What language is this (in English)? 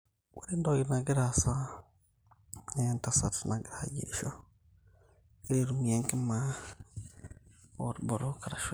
Masai